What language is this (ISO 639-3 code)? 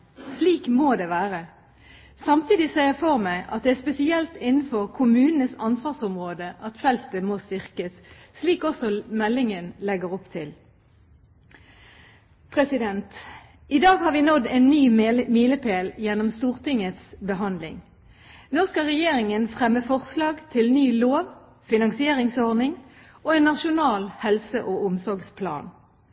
nob